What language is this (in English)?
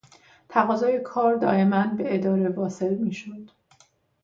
Persian